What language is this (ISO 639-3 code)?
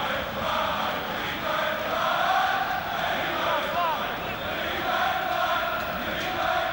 nld